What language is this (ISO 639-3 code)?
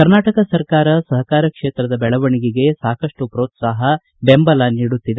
kan